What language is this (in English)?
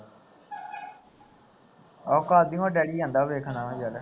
Punjabi